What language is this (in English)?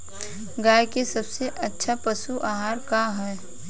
Bhojpuri